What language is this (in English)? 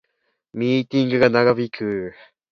Japanese